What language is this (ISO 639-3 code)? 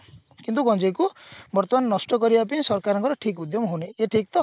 ori